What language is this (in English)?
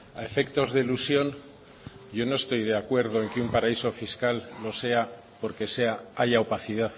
Spanish